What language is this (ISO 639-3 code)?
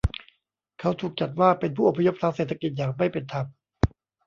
tha